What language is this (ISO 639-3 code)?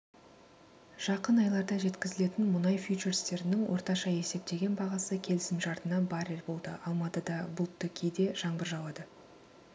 kaz